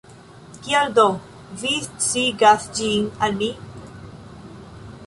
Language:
Esperanto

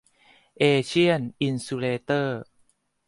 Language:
Thai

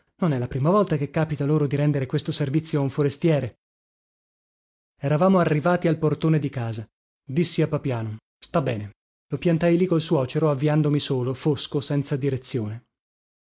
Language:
Italian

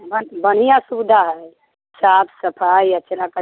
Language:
Maithili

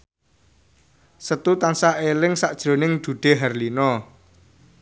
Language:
Javanese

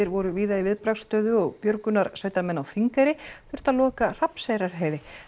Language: Icelandic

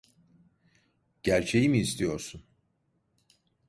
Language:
Turkish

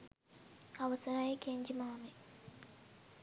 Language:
Sinhala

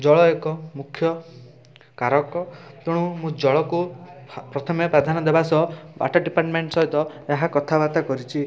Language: Odia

